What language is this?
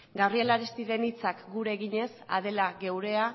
Basque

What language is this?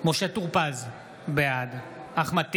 Hebrew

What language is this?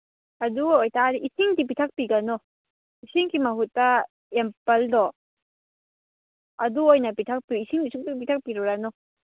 Manipuri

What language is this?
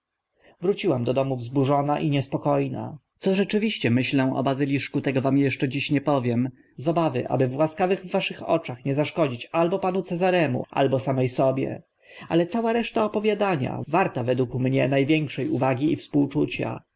Polish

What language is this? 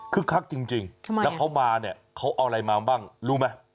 Thai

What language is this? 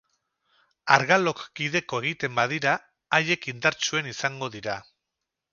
Basque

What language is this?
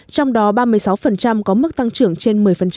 Vietnamese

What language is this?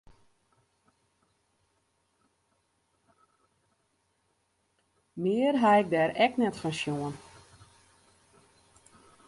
Western Frisian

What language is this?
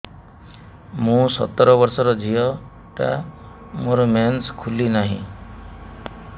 Odia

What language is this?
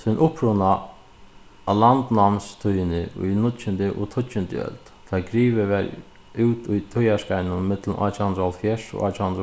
Faroese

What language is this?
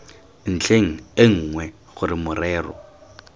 Tswana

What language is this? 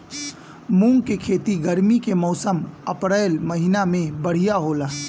Bhojpuri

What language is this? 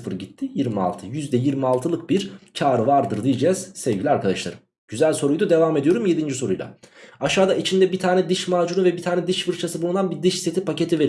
Turkish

